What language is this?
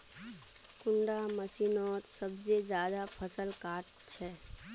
Magahi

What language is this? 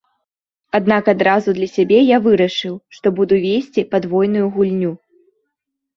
Belarusian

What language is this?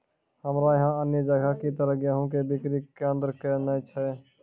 Maithili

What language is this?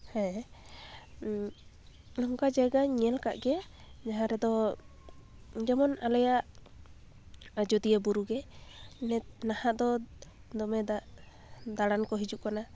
Santali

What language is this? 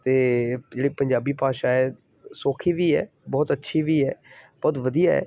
Punjabi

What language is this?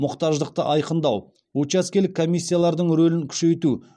Kazakh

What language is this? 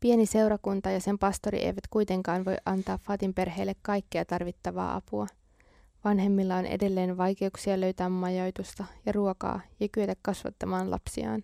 Finnish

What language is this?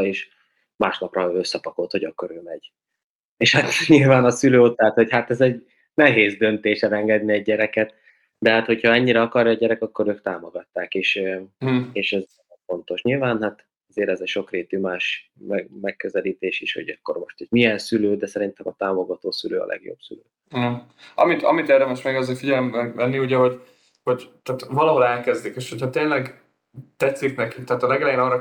Hungarian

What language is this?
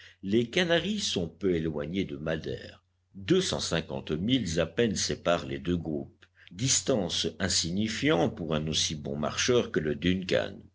French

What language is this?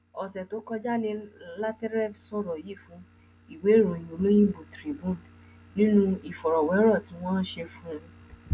Yoruba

